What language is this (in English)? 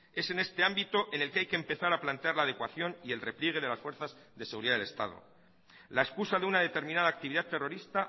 Spanish